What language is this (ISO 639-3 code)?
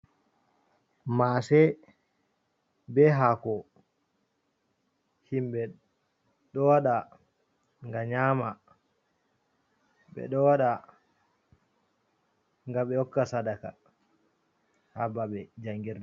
ful